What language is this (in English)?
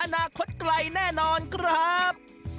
Thai